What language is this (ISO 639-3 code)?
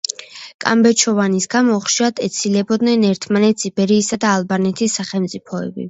kat